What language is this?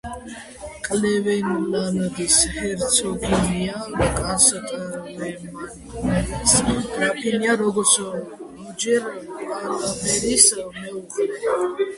Georgian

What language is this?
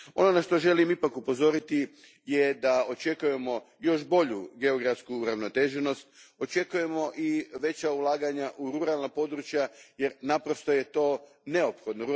Croatian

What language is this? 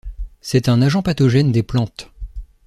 French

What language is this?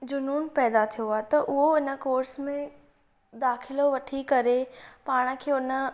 Sindhi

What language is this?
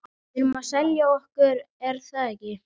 Icelandic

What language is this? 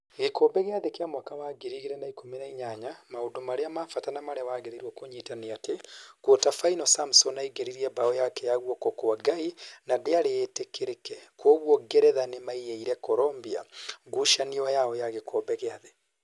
Kikuyu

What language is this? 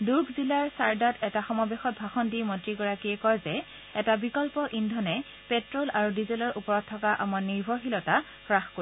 Assamese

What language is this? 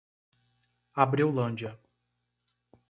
Portuguese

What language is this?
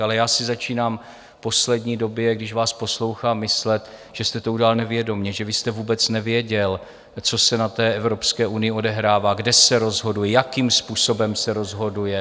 Czech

